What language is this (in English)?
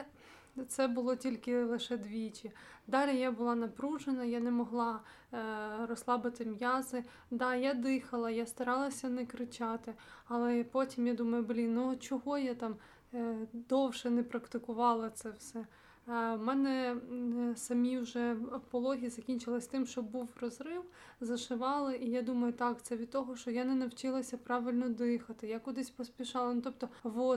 Ukrainian